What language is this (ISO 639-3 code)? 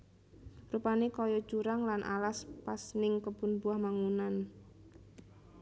jav